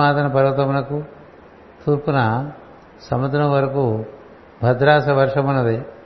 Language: Telugu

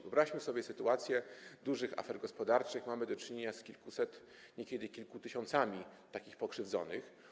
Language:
Polish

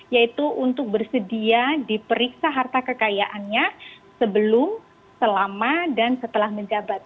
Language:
Indonesian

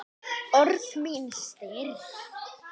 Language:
Icelandic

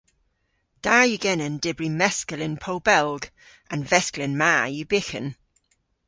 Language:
Cornish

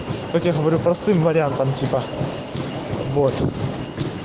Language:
Russian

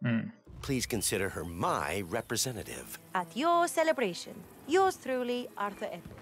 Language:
German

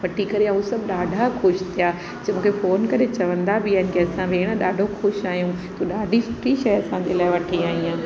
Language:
Sindhi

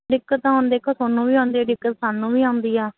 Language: Punjabi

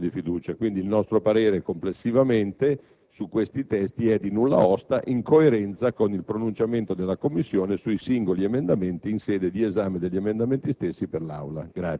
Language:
Italian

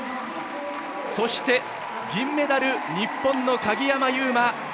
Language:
Japanese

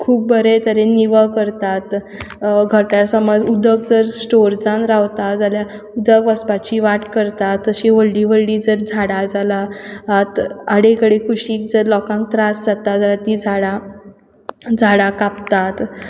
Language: Konkani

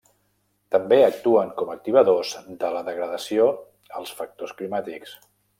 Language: Catalan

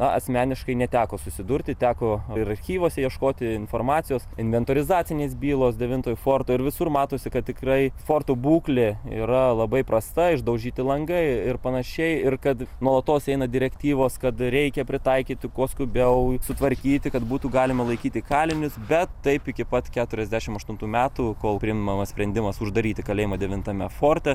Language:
Lithuanian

